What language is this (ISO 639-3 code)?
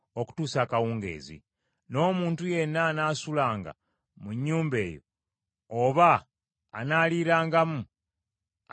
lug